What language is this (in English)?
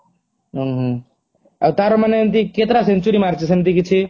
Odia